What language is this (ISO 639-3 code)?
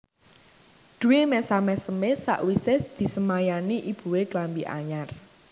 jav